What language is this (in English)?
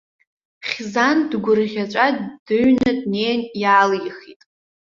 Abkhazian